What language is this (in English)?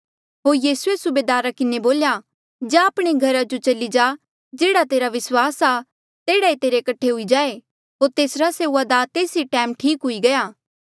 Mandeali